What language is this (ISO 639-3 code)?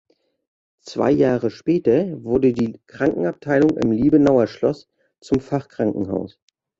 deu